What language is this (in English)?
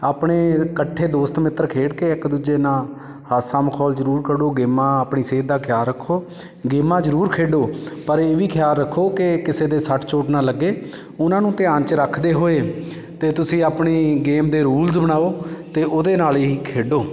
Punjabi